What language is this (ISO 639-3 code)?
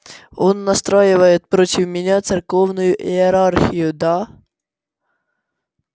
rus